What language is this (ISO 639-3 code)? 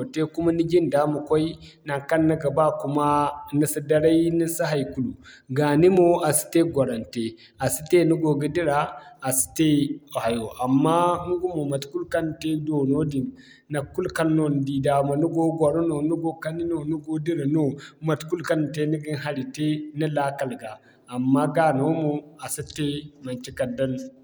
dje